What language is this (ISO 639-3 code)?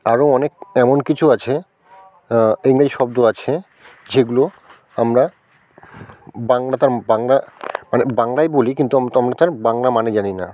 ben